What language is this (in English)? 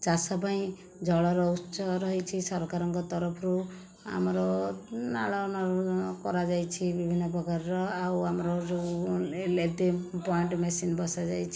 Odia